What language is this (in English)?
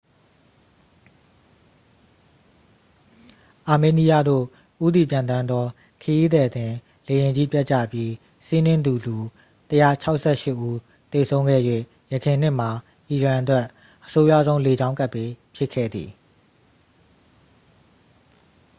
Burmese